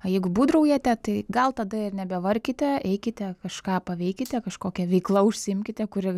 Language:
Lithuanian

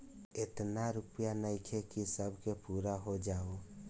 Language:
Bhojpuri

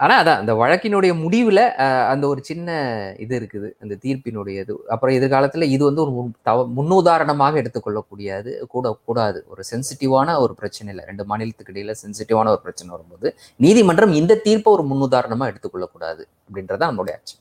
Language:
Tamil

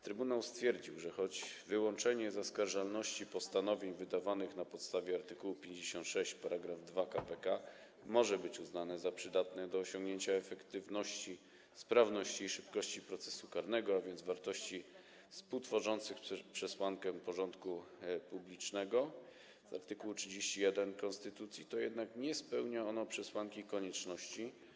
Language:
Polish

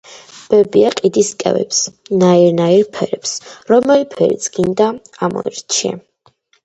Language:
Georgian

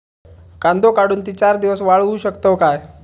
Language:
Marathi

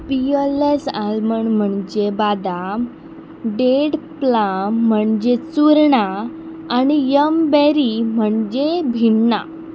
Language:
Konkani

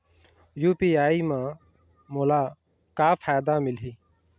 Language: Chhattisgarhi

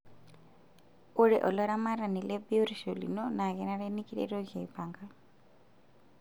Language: Masai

